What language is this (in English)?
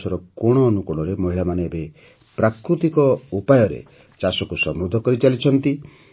Odia